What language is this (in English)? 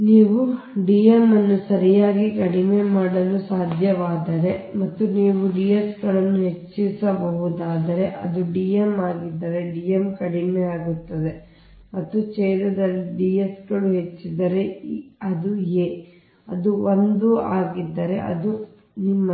Kannada